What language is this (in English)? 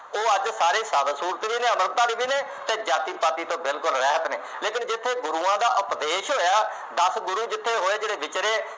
Punjabi